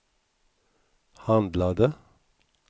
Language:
Swedish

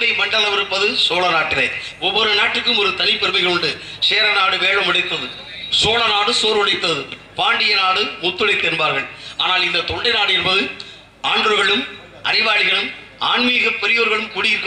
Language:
Arabic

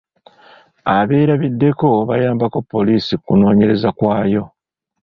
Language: Ganda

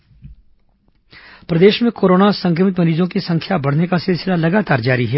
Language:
Hindi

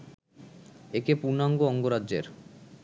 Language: Bangla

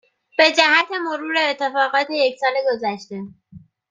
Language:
Persian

